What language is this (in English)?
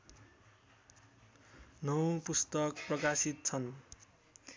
Nepali